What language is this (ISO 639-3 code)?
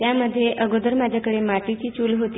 mar